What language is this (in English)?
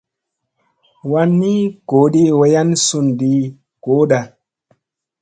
Musey